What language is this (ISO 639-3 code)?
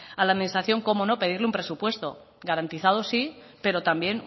spa